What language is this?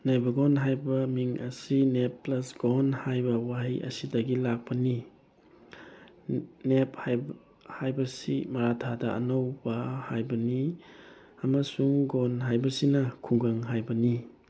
Manipuri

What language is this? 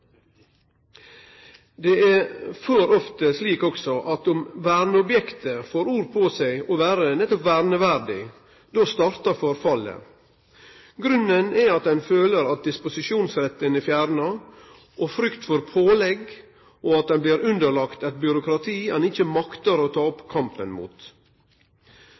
Norwegian Nynorsk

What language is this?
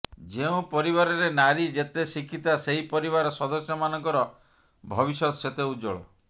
Odia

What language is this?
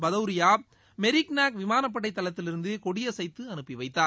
Tamil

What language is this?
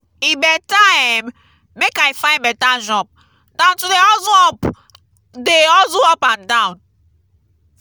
Nigerian Pidgin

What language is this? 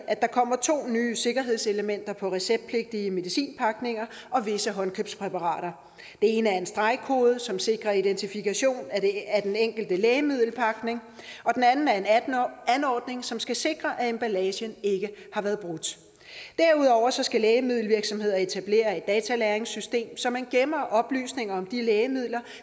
Danish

